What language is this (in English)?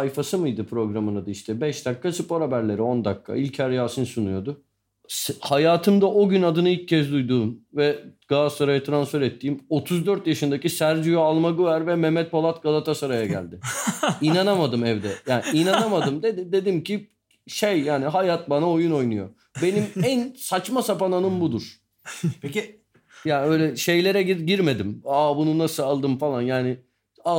Turkish